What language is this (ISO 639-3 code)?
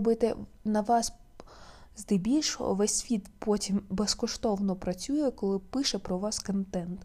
ukr